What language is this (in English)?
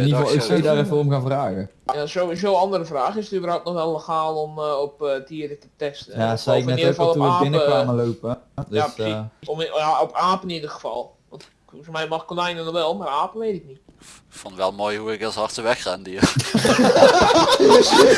Dutch